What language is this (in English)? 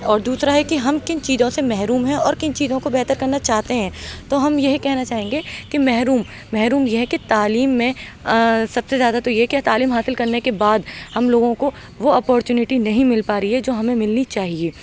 Urdu